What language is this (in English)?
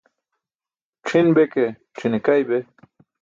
Burushaski